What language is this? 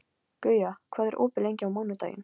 Icelandic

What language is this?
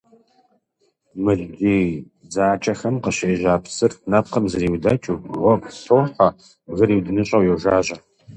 Kabardian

